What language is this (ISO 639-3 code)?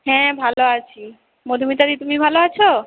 ben